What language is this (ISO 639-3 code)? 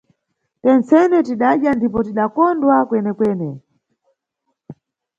nyu